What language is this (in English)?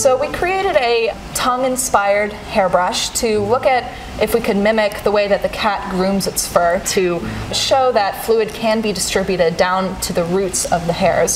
English